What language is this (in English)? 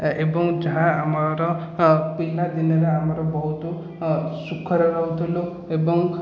Odia